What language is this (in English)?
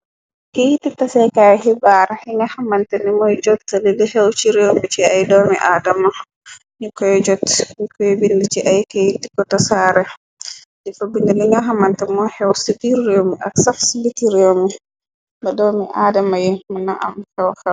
Wolof